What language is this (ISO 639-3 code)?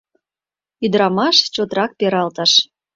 chm